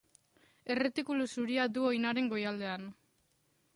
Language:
Basque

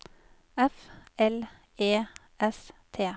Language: Norwegian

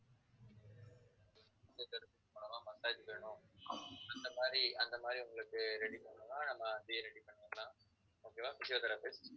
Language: Tamil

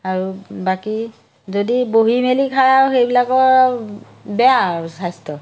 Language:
Assamese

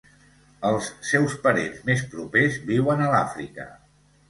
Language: Catalan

